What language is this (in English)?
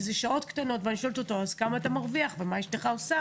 Hebrew